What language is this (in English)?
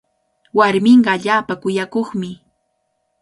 Cajatambo North Lima Quechua